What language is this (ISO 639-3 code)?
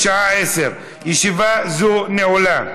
heb